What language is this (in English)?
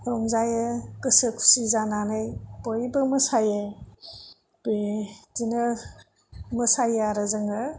Bodo